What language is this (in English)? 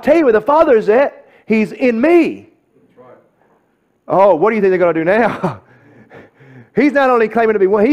English